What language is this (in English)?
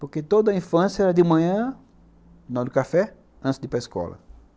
Portuguese